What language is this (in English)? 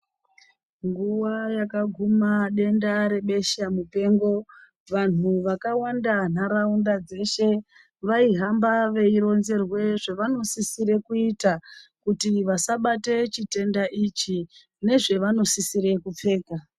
Ndau